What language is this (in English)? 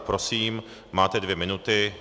Czech